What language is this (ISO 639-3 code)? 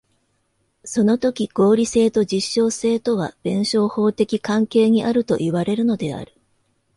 jpn